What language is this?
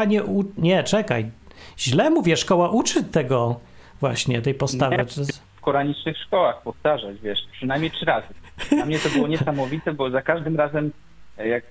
Polish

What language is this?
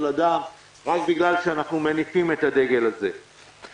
Hebrew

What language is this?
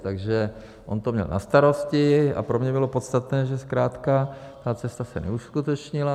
Czech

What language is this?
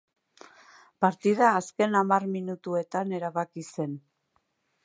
Basque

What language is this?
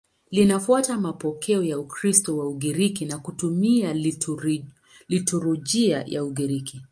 Swahili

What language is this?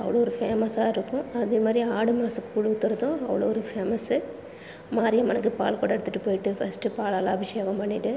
Tamil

